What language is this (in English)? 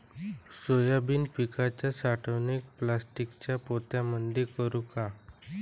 Marathi